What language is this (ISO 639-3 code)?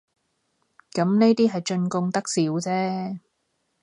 yue